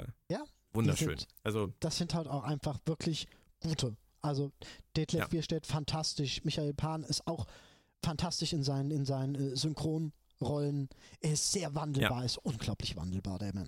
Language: German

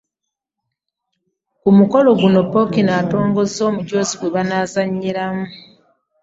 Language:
Ganda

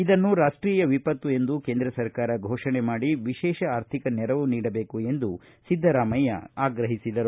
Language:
Kannada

